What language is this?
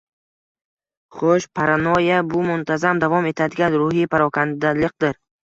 Uzbek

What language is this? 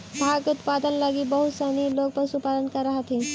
Magahi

